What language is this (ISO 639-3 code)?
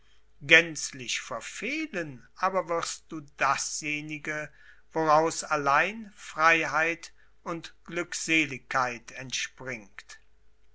deu